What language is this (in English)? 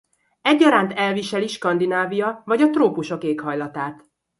Hungarian